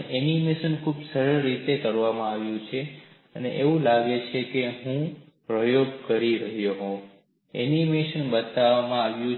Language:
Gujarati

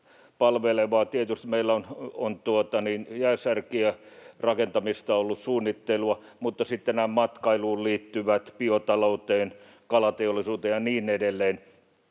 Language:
Finnish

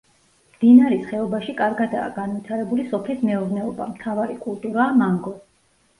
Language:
Georgian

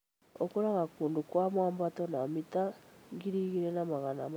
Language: Kikuyu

